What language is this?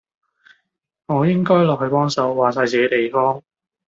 Cantonese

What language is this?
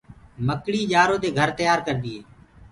Gurgula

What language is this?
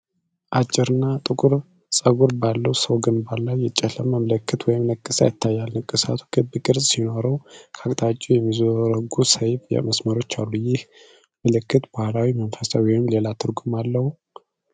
Amharic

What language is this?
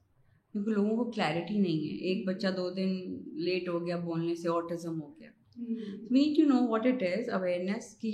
Urdu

